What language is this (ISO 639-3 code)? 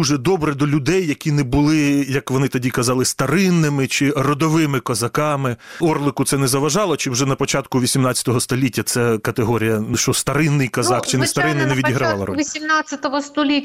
ukr